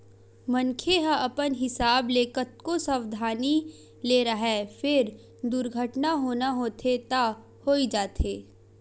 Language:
Chhattisgarhi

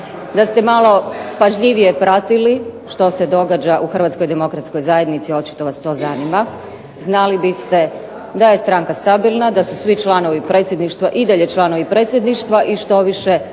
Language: Croatian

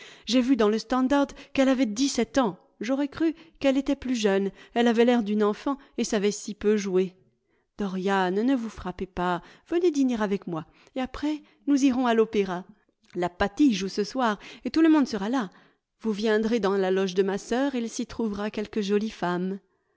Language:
French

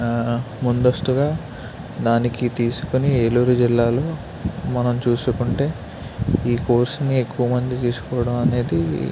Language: Telugu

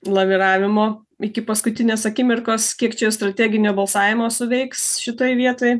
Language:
Lithuanian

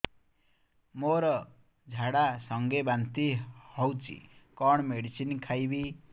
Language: Odia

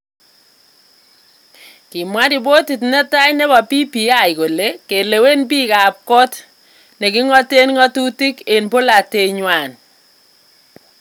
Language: Kalenjin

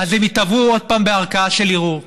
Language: Hebrew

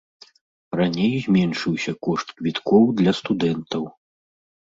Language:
Belarusian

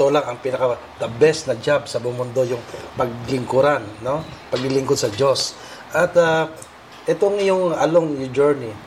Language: Filipino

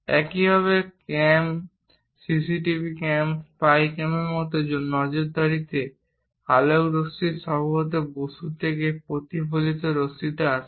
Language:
Bangla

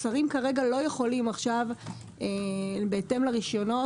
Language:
Hebrew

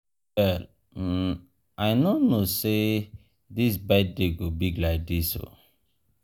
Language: Nigerian Pidgin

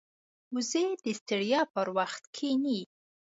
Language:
Pashto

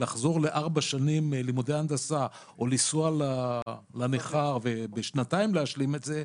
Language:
Hebrew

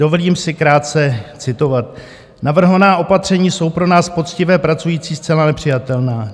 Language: Czech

